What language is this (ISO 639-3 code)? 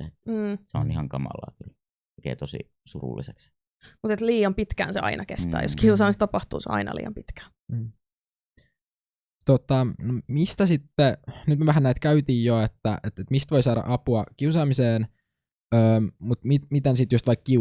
fin